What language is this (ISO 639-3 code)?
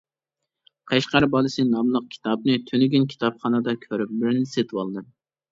uig